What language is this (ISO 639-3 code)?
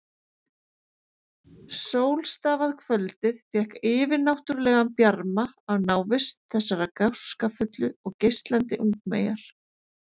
isl